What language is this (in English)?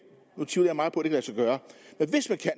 Danish